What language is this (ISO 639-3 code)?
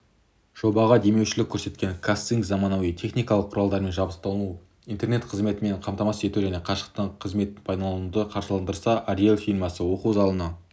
kaz